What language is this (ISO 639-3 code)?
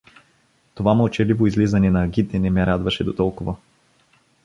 bul